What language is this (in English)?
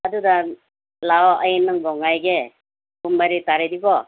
Manipuri